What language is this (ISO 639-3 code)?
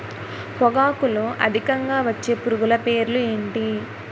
tel